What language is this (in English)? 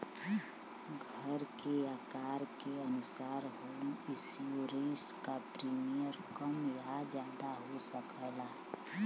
Bhojpuri